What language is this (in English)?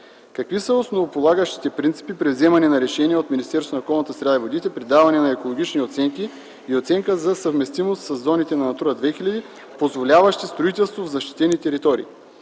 Bulgarian